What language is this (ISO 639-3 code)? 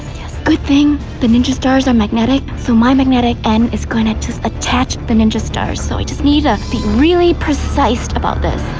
eng